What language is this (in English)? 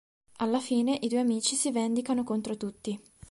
Italian